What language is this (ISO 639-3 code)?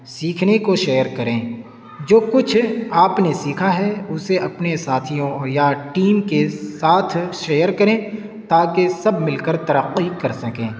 urd